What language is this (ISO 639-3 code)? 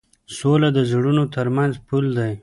pus